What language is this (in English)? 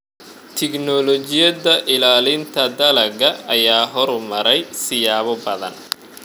Somali